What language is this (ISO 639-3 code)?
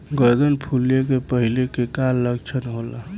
bho